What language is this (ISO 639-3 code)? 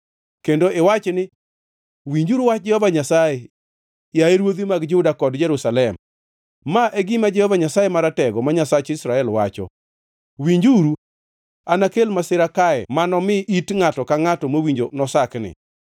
luo